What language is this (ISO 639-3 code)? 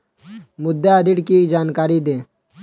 hin